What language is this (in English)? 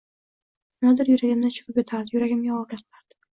Uzbek